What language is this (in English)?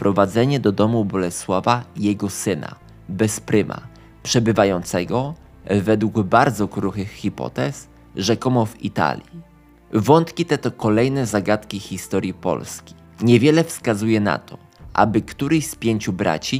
Polish